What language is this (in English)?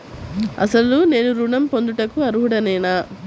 Telugu